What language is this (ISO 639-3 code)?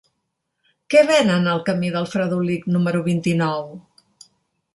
cat